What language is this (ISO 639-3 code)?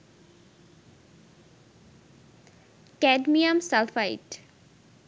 ben